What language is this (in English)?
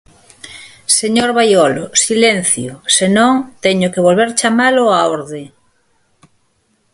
Galician